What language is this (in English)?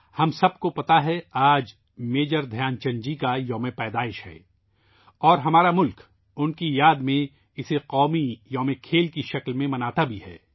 Urdu